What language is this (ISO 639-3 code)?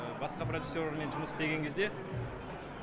kaz